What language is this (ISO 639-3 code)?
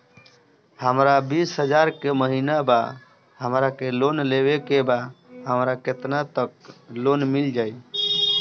bho